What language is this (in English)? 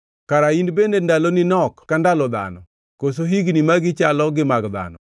Luo (Kenya and Tanzania)